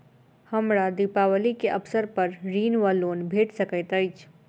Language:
Maithili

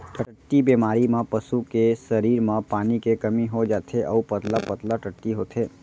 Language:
Chhattisgarhi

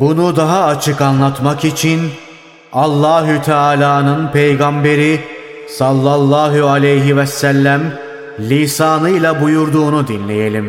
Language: Turkish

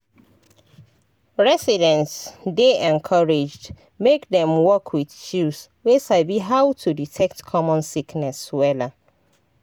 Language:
Nigerian Pidgin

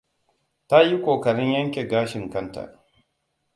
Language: Hausa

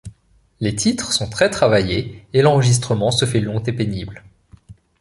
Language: French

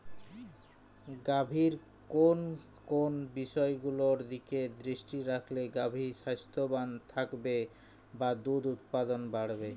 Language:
Bangla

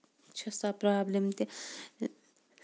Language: Kashmiri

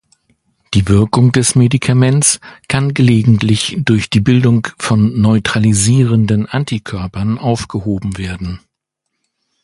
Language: German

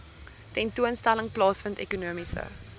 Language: Afrikaans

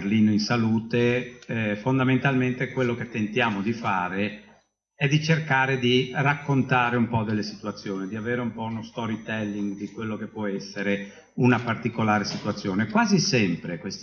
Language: Italian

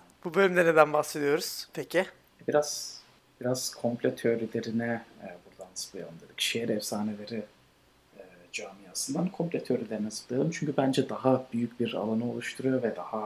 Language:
Turkish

